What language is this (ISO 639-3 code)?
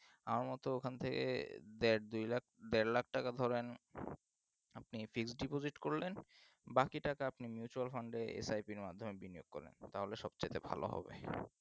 ben